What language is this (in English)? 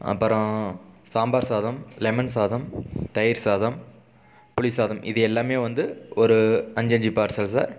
Tamil